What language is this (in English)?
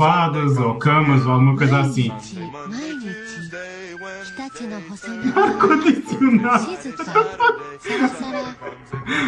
Portuguese